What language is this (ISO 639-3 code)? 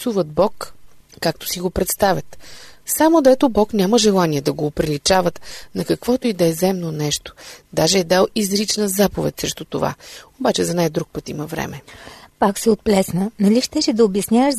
bul